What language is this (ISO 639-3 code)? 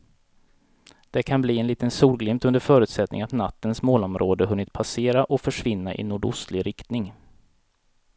swe